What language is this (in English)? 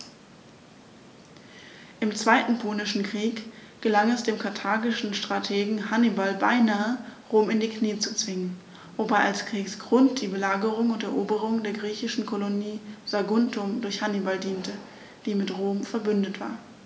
German